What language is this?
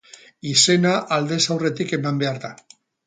Basque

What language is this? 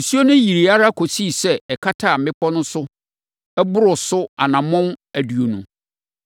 Akan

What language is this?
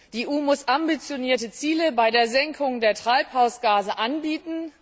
German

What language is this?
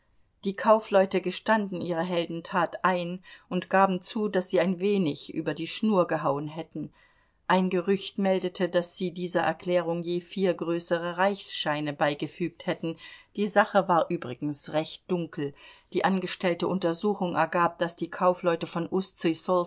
German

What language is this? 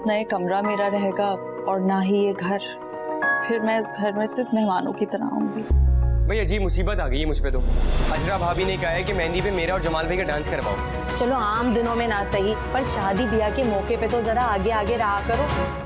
Hindi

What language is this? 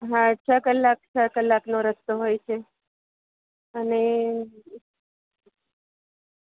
Gujarati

